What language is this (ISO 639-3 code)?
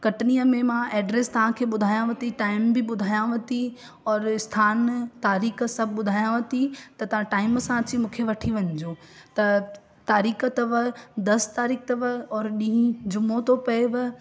snd